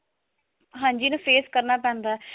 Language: Punjabi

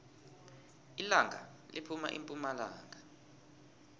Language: South Ndebele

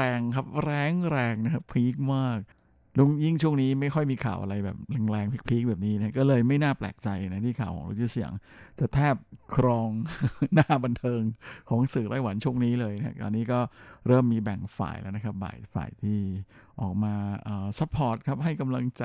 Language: Thai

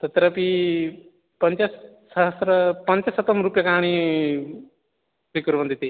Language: Sanskrit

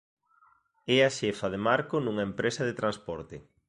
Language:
Galician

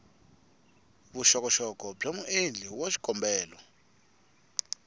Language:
Tsonga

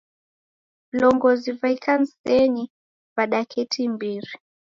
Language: Taita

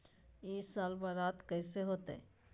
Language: Magahi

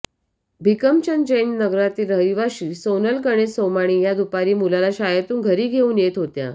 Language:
Marathi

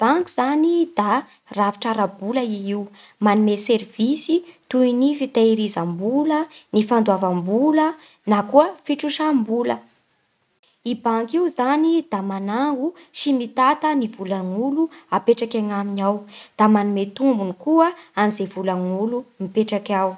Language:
Bara Malagasy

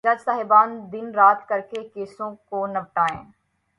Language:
Urdu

